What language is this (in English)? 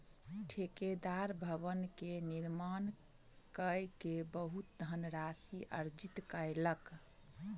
Maithili